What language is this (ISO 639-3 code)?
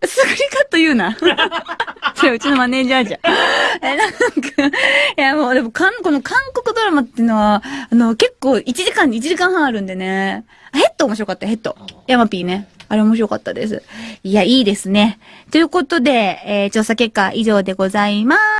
jpn